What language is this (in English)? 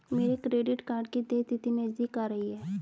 Hindi